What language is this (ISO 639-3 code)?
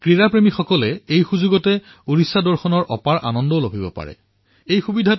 asm